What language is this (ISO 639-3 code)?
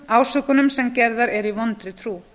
isl